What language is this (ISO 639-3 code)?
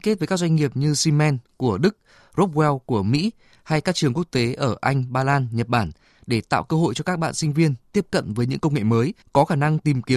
vie